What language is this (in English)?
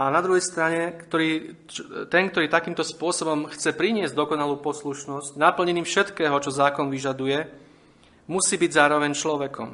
Slovak